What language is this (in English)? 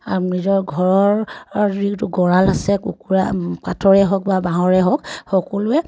Assamese